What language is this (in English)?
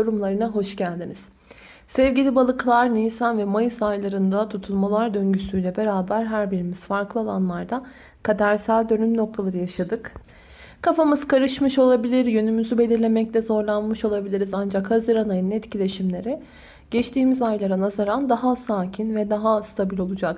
Turkish